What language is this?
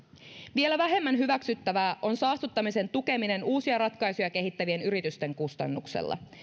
Finnish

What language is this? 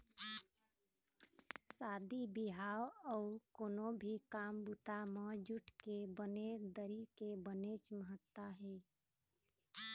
Chhattisgarhi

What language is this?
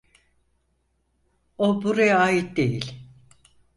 Turkish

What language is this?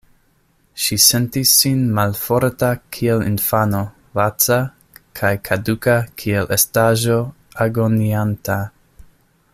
Esperanto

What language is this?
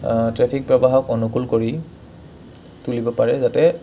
Assamese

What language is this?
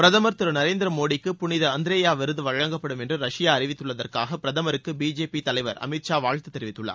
Tamil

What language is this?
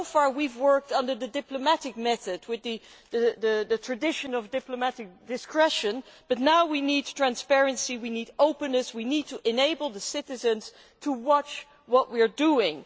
English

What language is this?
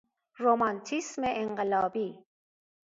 Persian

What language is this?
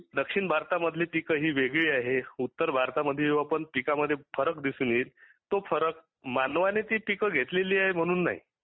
Marathi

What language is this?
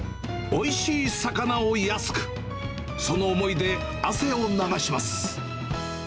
Japanese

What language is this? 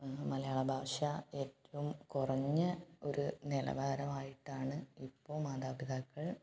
Malayalam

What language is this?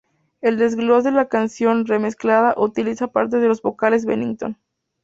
Spanish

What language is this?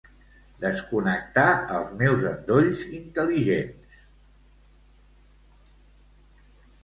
Catalan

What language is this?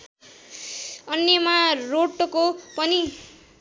Nepali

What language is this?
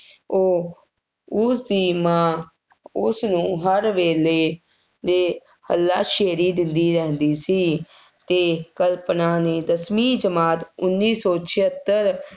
Punjabi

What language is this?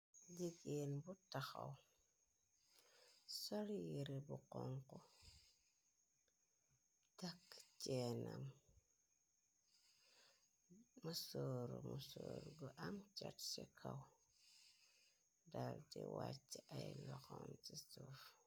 Wolof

